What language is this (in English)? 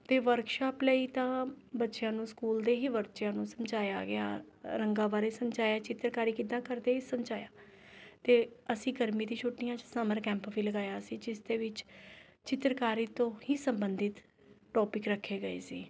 Punjabi